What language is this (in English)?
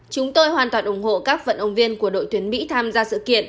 Vietnamese